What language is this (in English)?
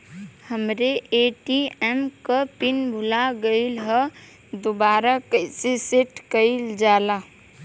Bhojpuri